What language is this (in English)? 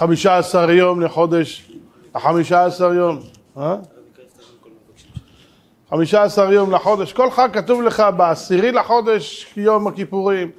Hebrew